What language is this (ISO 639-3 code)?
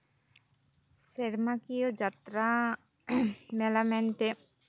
sat